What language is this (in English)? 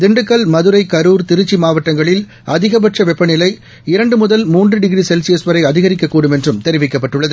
Tamil